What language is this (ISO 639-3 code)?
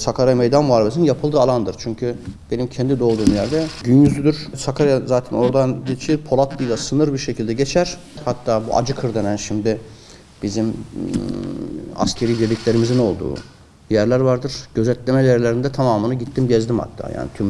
tur